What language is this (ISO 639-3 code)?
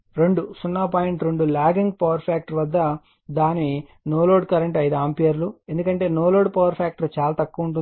tel